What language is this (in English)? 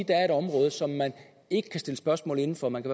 Danish